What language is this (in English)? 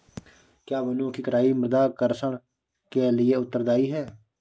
Hindi